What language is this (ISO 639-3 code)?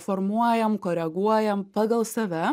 lit